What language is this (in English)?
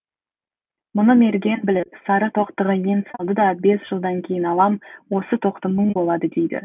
Kazakh